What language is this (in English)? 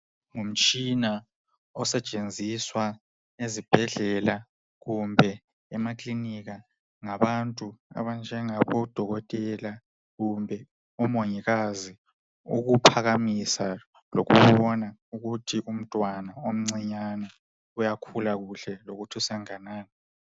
North Ndebele